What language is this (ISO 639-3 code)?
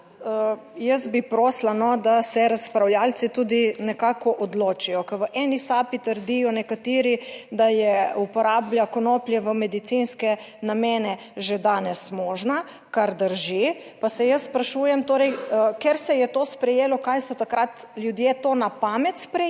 slv